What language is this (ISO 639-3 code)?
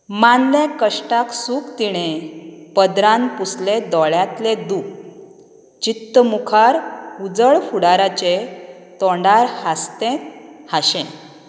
kok